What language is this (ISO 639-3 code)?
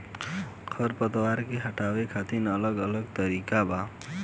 bho